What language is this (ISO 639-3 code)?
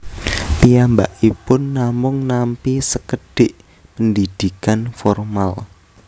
jav